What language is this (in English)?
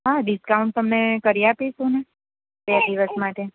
Gujarati